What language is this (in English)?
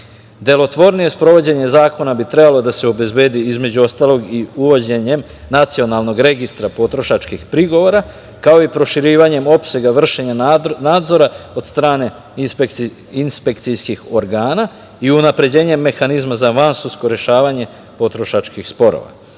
Serbian